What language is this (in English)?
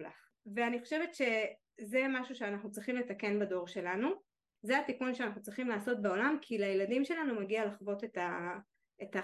Hebrew